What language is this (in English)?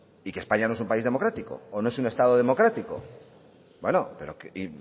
Spanish